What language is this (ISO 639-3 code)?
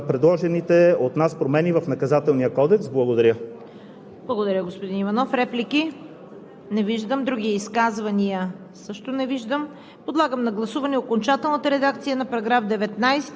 bul